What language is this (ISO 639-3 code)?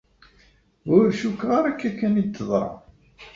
kab